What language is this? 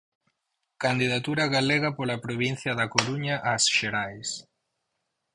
Galician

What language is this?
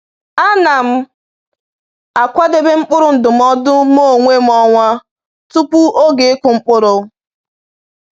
Igbo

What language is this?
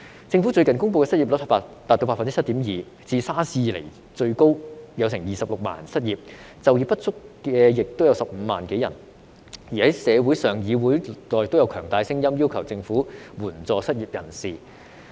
Cantonese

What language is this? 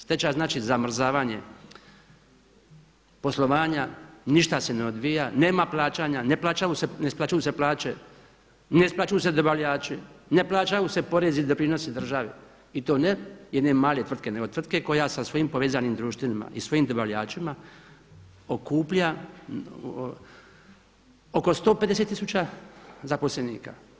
Croatian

